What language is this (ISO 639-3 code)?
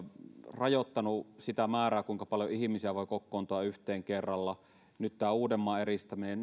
fin